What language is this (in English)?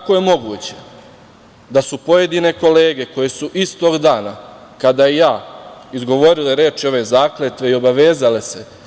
Serbian